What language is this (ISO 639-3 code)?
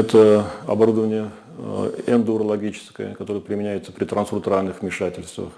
rus